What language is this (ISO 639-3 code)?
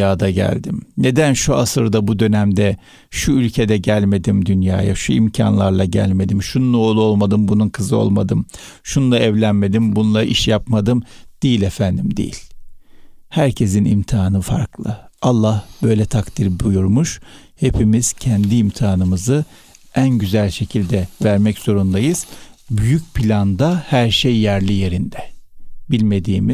tur